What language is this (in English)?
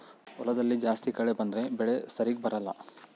Kannada